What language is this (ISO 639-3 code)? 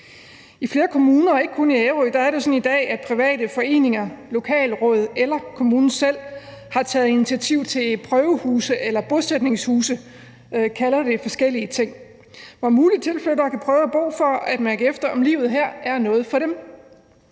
dan